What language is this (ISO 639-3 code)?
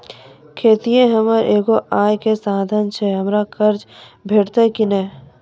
mai